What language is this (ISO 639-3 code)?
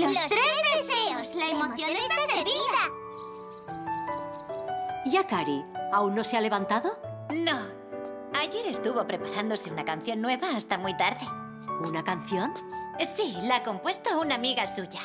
spa